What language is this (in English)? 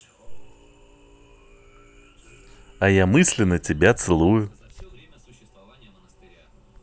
Russian